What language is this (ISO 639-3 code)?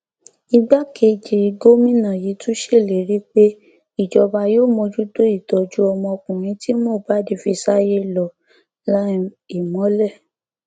yor